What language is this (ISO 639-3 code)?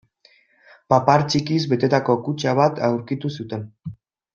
eus